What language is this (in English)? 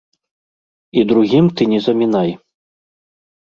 Belarusian